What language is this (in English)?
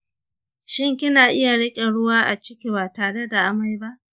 Hausa